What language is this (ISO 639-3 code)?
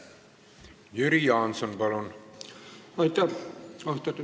est